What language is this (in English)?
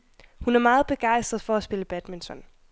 Danish